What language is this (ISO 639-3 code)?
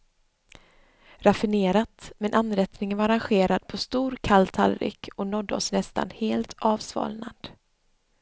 swe